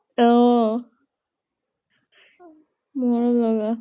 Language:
Assamese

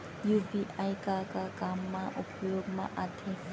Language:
Chhattisgarhi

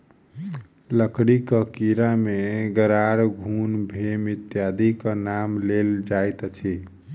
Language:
Maithili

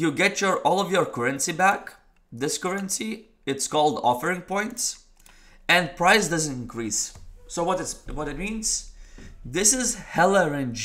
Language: English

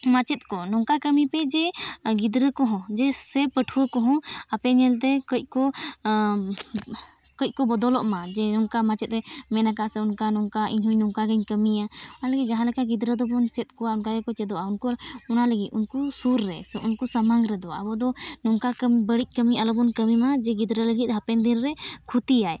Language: Santali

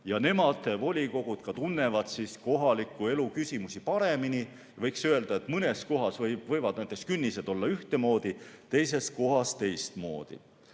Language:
Estonian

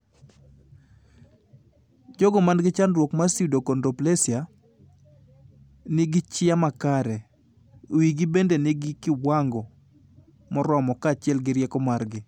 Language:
Luo (Kenya and Tanzania)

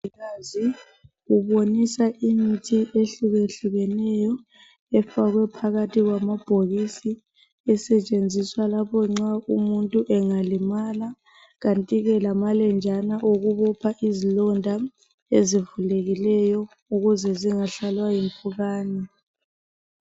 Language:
North Ndebele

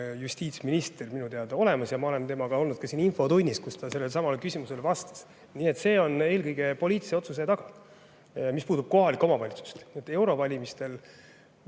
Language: Estonian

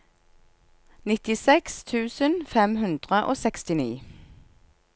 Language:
Norwegian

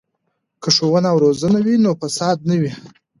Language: Pashto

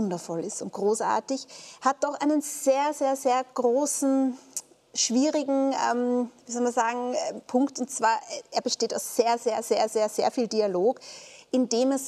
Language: German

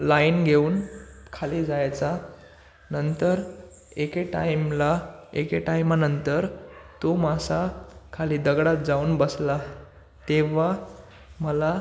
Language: Marathi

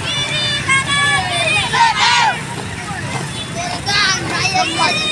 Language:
Indonesian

